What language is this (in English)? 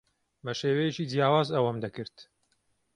Central Kurdish